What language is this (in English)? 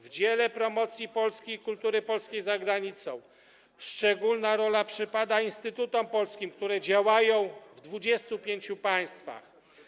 Polish